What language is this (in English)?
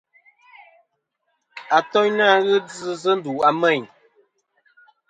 Kom